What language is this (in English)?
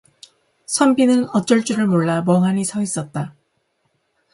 Korean